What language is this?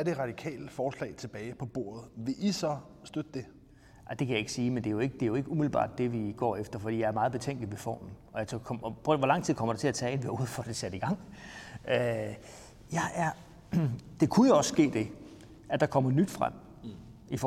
Danish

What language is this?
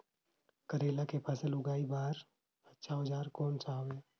Chhattisgarhi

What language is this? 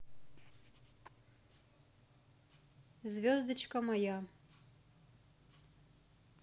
Russian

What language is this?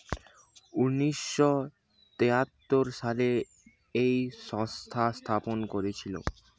Bangla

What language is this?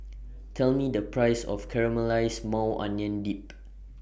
English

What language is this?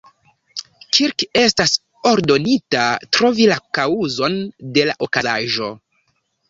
Esperanto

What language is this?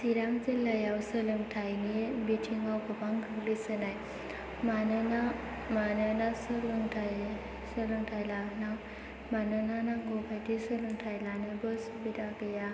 Bodo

